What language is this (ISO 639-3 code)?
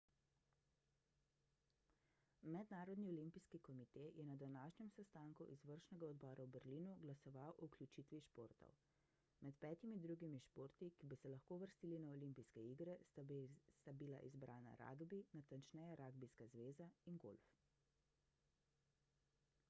slv